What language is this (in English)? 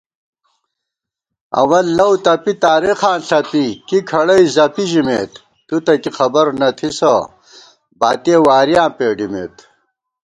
Gawar-Bati